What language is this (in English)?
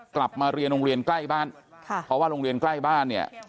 Thai